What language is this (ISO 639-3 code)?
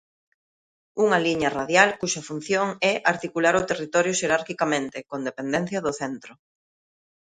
glg